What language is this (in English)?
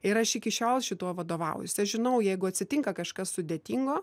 Lithuanian